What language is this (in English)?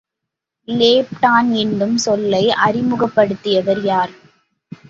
Tamil